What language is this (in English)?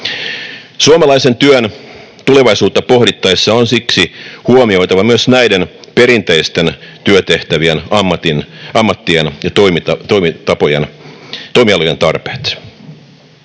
Finnish